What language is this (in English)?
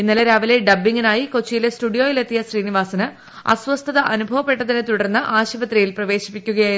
Malayalam